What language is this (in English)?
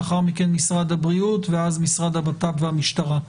Hebrew